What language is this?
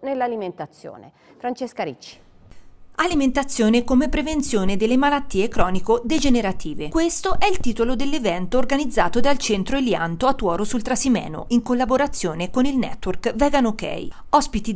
Italian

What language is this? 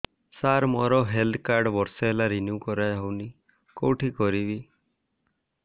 Odia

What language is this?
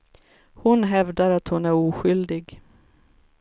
Swedish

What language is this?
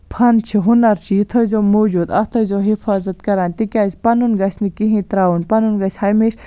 Kashmiri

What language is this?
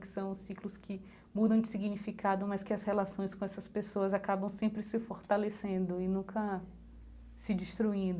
Portuguese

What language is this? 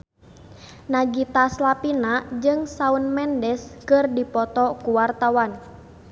Sundanese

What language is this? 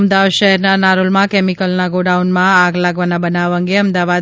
Gujarati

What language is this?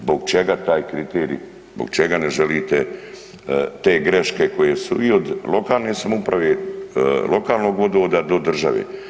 Croatian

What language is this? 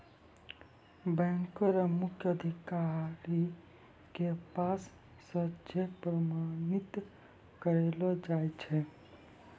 Maithili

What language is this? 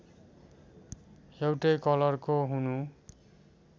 Nepali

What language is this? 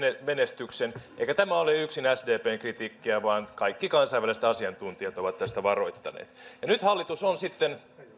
Finnish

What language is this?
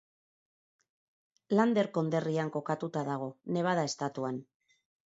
Basque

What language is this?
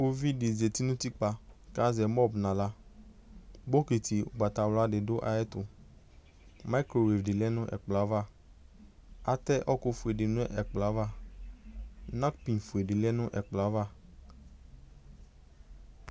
Ikposo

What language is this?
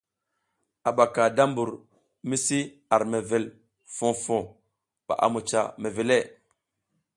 South Giziga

